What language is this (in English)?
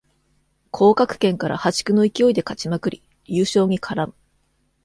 Japanese